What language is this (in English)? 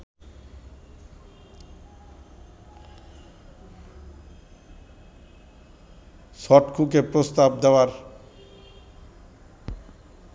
Bangla